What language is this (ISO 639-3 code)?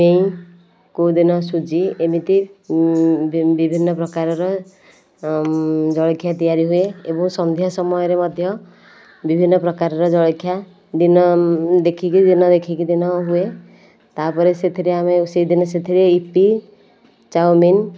ori